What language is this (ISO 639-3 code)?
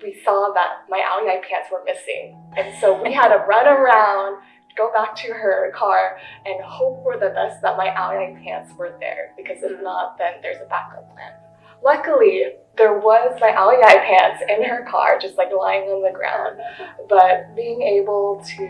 eng